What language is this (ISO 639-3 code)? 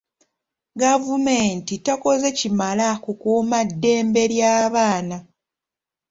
lug